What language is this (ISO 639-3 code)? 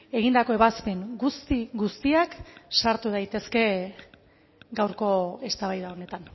eus